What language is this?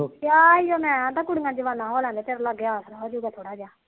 Punjabi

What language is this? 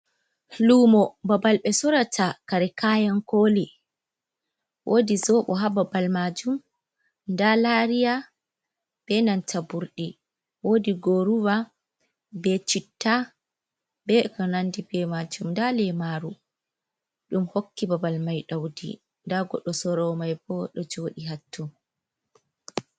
Fula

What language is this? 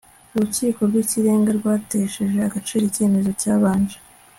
Kinyarwanda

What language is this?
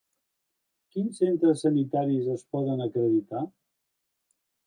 Catalan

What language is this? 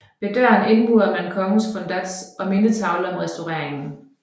Danish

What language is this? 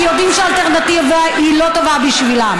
Hebrew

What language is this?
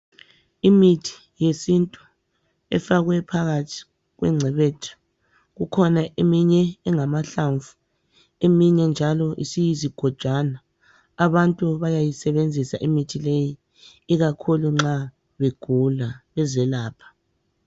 North Ndebele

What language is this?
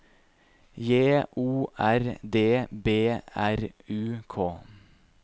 Norwegian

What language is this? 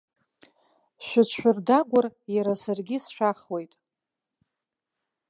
Abkhazian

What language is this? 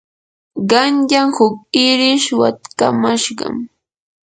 Yanahuanca Pasco Quechua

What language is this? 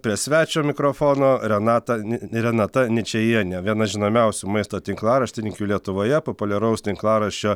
Lithuanian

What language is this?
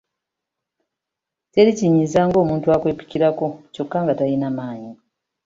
Ganda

